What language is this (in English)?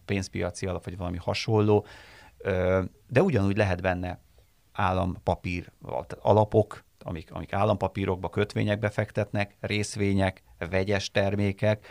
Hungarian